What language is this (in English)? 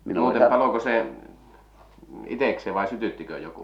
Finnish